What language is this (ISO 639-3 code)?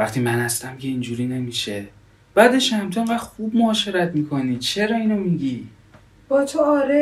fas